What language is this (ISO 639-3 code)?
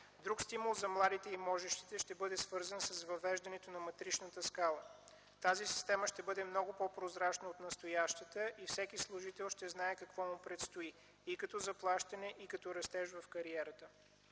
bul